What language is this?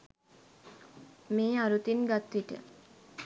Sinhala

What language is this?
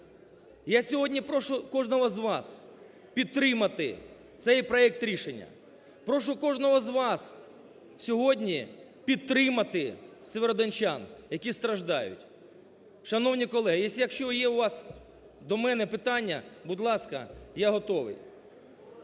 Ukrainian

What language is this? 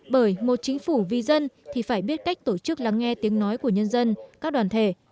Vietnamese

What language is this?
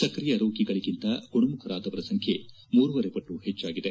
Kannada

